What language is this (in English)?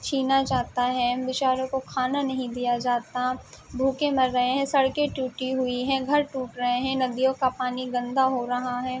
Urdu